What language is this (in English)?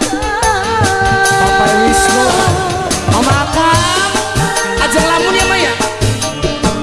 Indonesian